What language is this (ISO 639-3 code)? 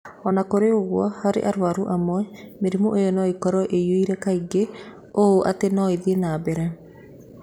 kik